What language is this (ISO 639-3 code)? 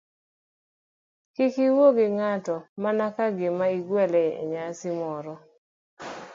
luo